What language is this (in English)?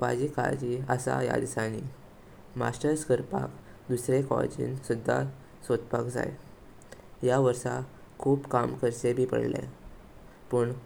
Konkani